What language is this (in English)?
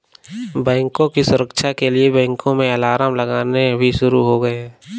Hindi